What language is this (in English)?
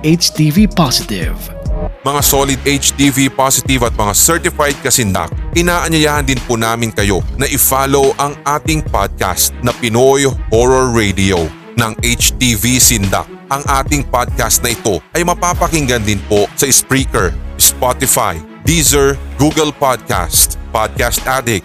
Filipino